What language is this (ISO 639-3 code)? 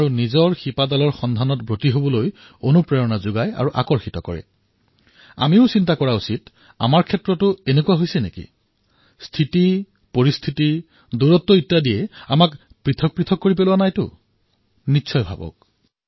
asm